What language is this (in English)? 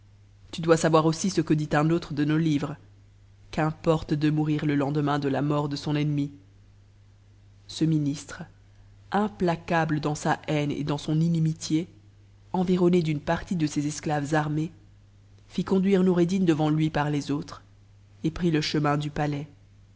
French